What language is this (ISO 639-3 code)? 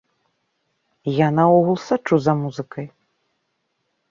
bel